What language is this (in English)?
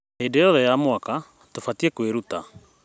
Kikuyu